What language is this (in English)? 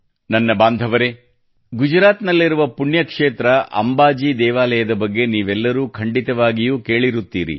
Kannada